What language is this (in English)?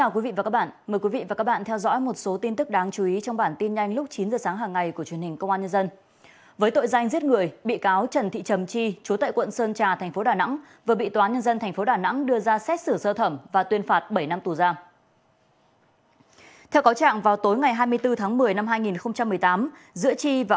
Vietnamese